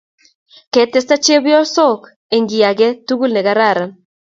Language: Kalenjin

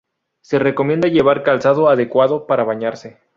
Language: Spanish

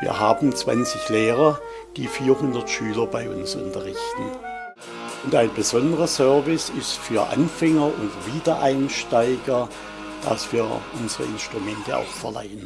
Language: German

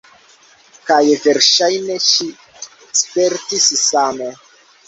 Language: Esperanto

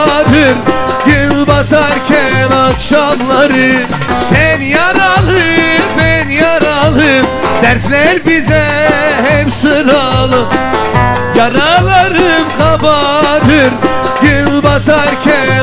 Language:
Turkish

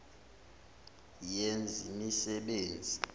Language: Zulu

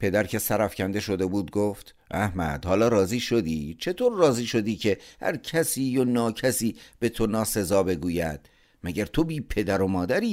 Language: Persian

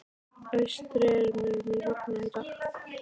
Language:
Icelandic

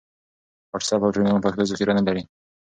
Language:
Pashto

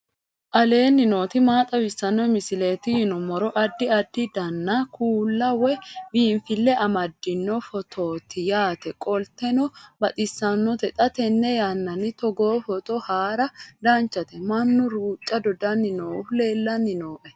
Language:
Sidamo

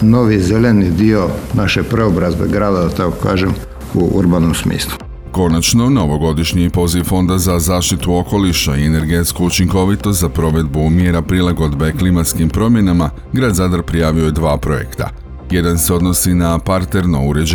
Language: Croatian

